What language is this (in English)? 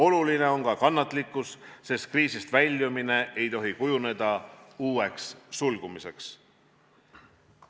Estonian